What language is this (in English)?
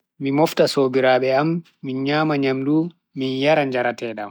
Bagirmi Fulfulde